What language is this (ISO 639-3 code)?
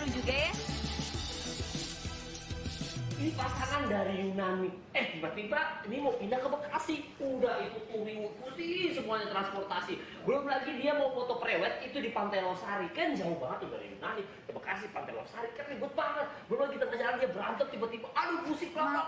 ind